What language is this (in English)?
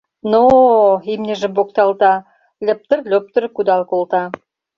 Mari